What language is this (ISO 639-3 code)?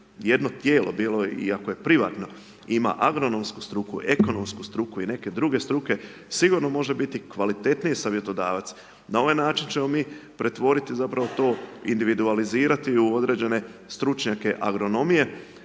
hrv